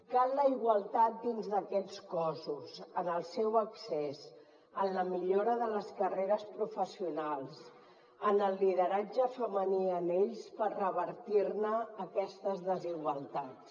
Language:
Catalan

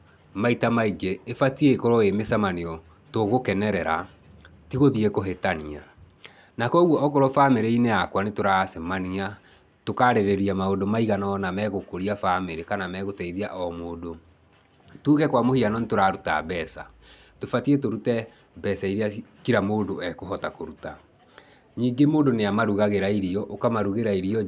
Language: Kikuyu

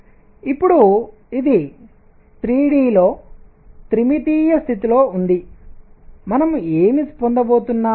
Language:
Telugu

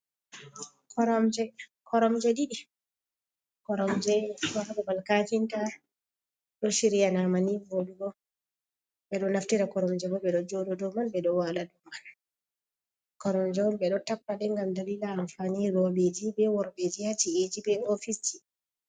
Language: Fula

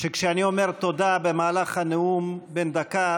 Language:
Hebrew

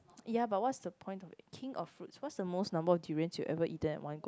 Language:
English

